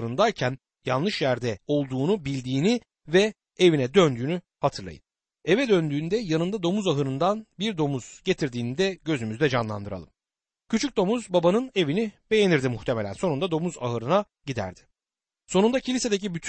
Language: Turkish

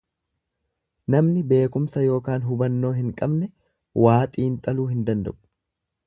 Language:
Oromo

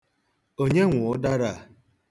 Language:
Igbo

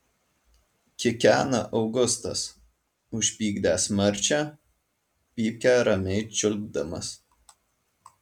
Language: Lithuanian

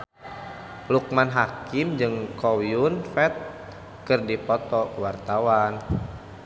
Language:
Sundanese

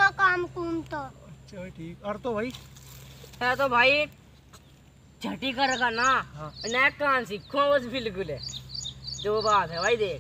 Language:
Hindi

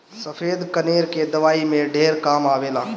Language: Bhojpuri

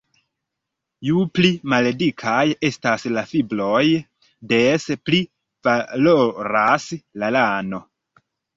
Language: Esperanto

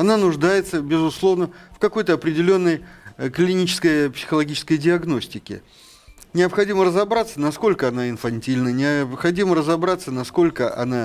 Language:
Russian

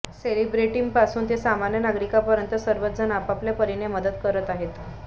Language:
Marathi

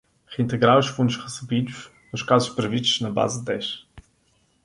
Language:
Portuguese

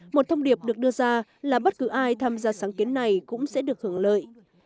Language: Vietnamese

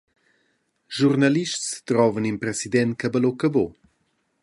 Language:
Romansh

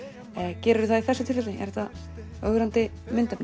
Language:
Icelandic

